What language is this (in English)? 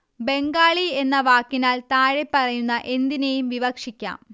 Malayalam